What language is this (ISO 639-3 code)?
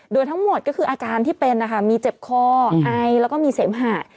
tha